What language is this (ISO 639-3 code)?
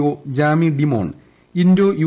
mal